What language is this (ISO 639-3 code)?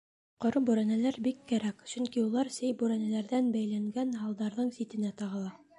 bak